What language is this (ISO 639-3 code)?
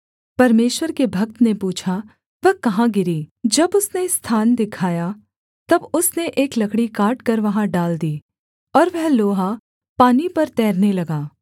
hin